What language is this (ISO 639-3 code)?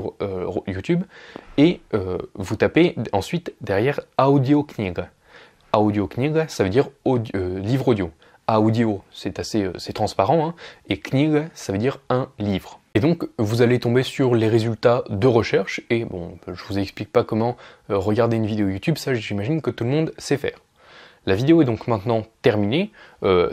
fra